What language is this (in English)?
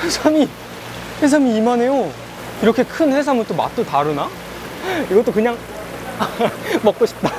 Korean